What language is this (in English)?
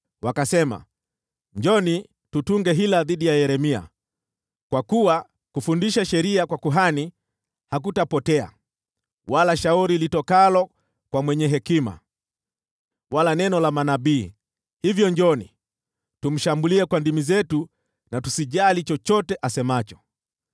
Swahili